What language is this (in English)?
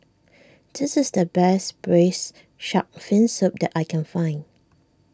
English